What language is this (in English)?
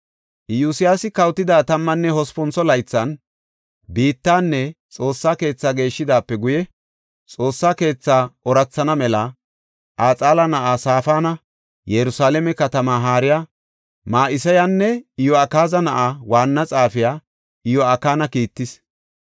Gofa